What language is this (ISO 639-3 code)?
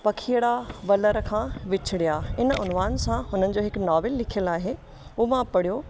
snd